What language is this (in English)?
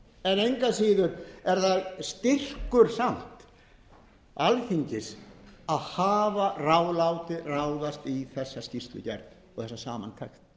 Icelandic